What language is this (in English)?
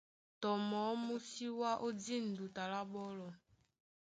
Duala